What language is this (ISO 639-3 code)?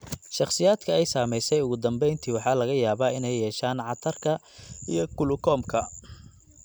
som